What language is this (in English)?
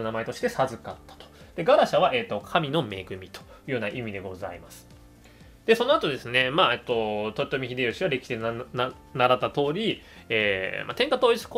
Japanese